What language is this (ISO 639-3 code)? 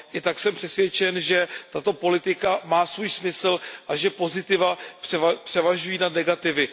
ces